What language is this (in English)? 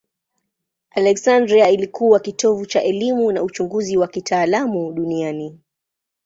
Swahili